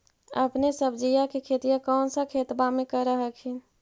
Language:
Magahi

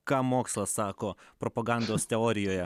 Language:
Lithuanian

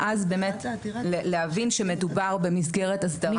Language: Hebrew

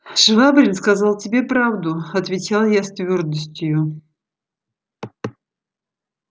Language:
Russian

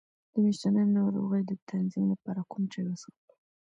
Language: Pashto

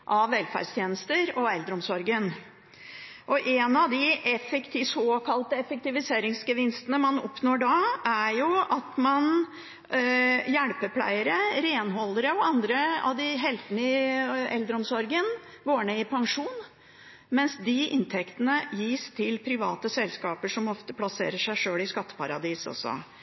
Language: Norwegian Bokmål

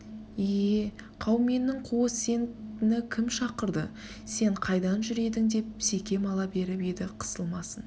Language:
Kazakh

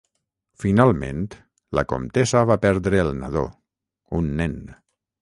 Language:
Catalan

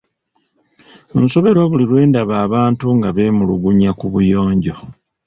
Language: Ganda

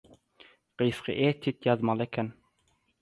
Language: Turkmen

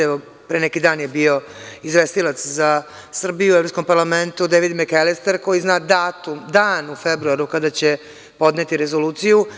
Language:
Serbian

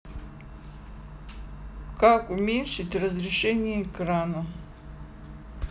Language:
Russian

